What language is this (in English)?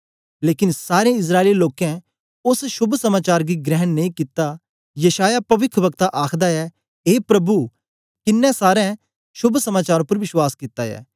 Dogri